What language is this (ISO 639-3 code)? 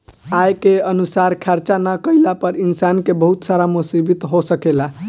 bho